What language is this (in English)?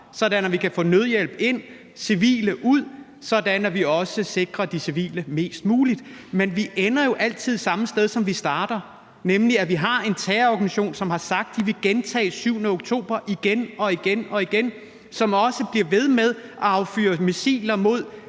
Danish